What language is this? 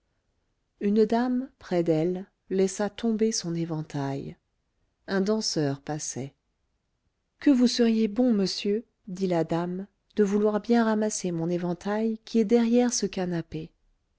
French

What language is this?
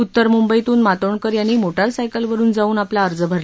Marathi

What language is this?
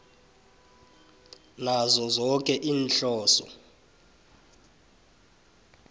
South Ndebele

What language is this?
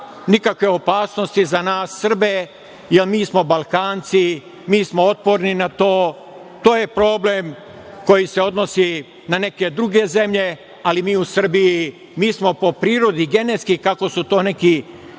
Serbian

